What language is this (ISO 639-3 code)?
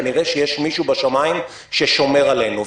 heb